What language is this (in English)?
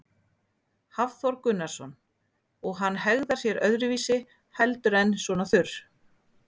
Icelandic